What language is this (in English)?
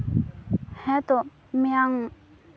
Santali